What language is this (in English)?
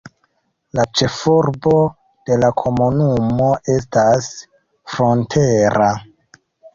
Esperanto